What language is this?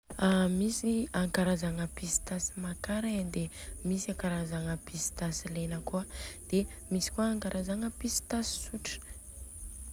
Southern Betsimisaraka Malagasy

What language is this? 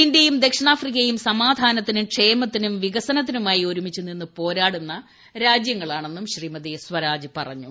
Malayalam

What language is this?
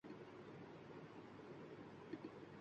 Urdu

